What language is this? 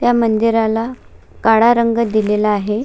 Marathi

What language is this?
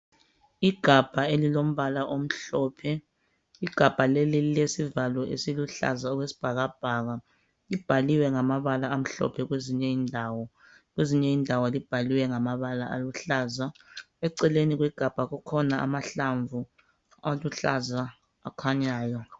North Ndebele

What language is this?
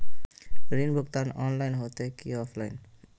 Magahi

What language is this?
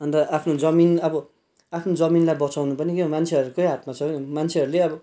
Nepali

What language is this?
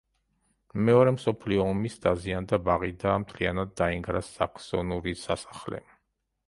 Georgian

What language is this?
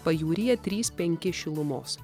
Lithuanian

